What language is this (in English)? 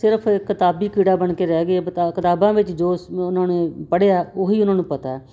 Punjabi